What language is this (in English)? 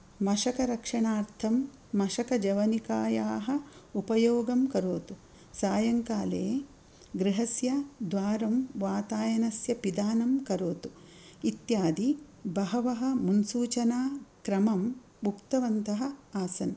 Sanskrit